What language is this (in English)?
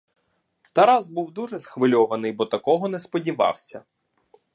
Ukrainian